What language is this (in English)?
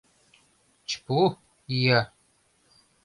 Mari